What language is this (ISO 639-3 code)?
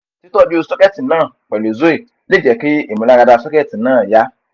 yor